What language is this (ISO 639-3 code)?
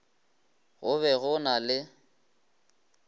nso